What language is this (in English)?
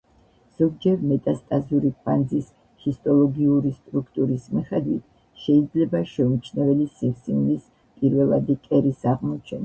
Georgian